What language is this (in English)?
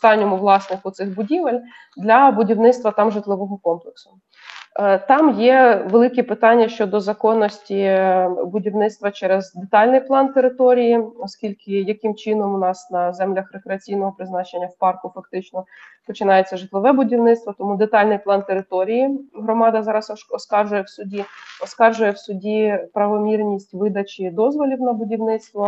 Ukrainian